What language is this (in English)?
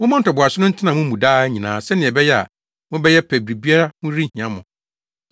Akan